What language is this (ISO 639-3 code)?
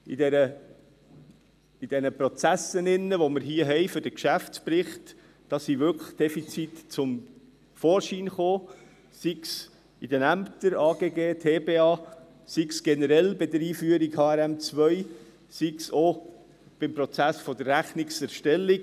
gsw